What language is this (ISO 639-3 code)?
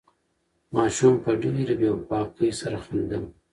pus